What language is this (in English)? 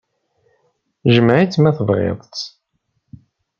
Kabyle